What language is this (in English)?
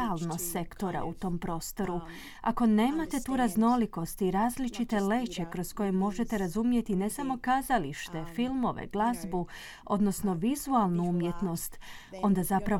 Croatian